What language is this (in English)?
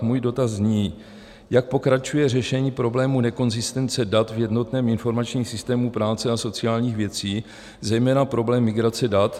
Czech